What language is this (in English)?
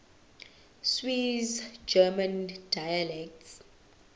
Zulu